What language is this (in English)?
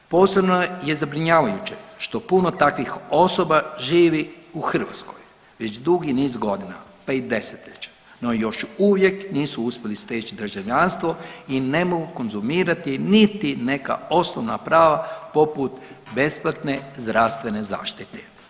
Croatian